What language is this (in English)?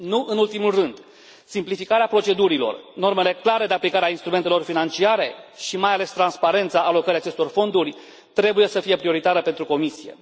Romanian